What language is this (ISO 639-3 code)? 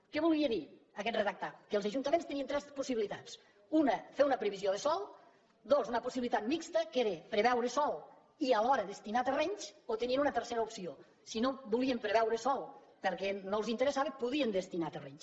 cat